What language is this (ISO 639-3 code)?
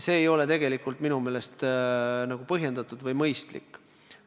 est